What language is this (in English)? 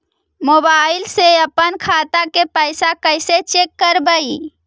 Magahi